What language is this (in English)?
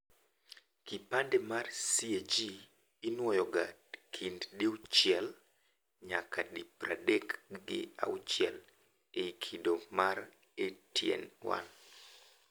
Luo (Kenya and Tanzania)